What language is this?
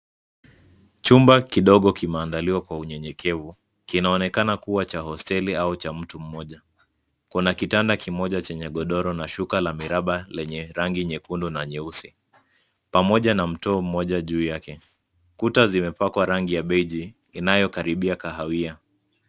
Swahili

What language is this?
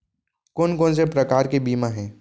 Chhattisgarhi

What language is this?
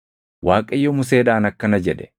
Oromo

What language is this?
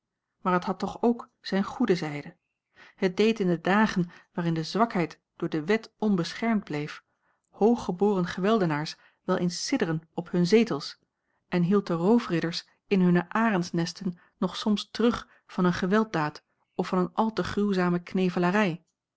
Dutch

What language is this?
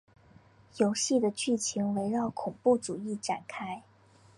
Chinese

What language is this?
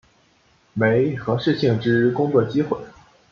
Chinese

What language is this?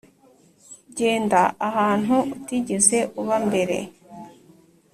Kinyarwanda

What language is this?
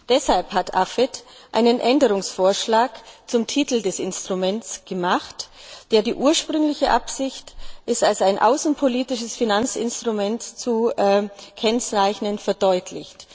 German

